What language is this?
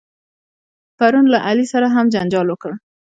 Pashto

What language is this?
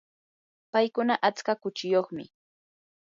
Yanahuanca Pasco Quechua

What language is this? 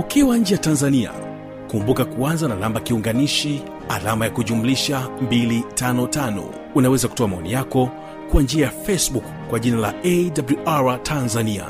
Swahili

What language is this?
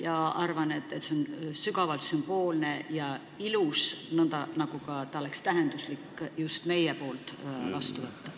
Estonian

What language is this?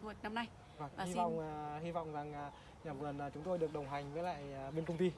Vietnamese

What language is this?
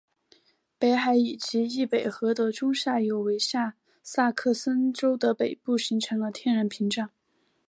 Chinese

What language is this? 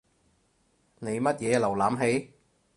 Cantonese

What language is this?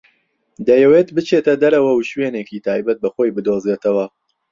Central Kurdish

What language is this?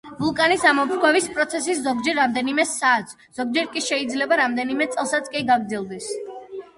Georgian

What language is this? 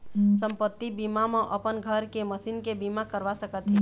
Chhattisgarhi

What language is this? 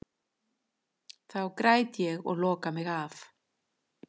Icelandic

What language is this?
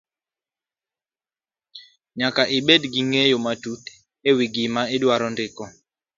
Luo (Kenya and Tanzania)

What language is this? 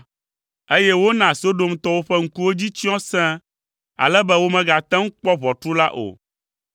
Ewe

